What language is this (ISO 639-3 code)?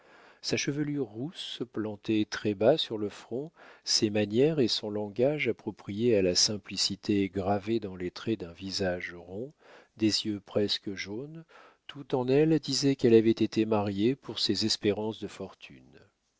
fra